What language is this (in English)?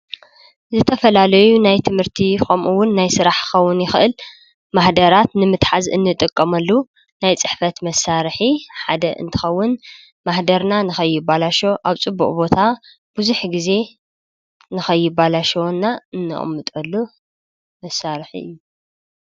Tigrinya